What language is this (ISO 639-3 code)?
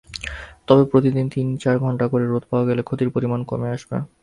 ben